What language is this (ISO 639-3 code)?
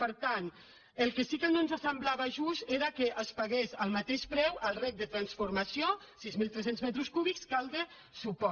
cat